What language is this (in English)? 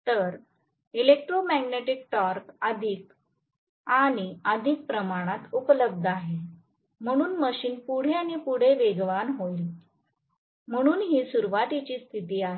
Marathi